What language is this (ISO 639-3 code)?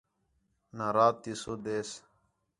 xhe